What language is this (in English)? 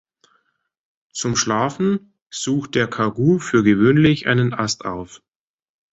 German